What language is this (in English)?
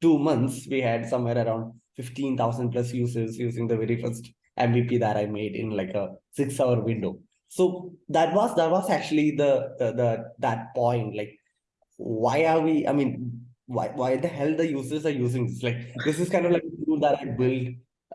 English